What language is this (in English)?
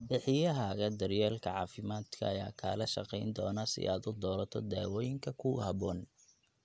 Somali